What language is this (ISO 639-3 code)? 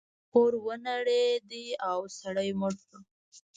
pus